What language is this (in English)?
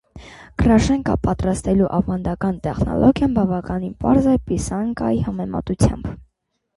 Armenian